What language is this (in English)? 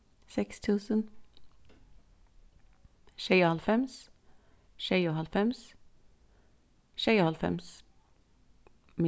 Faroese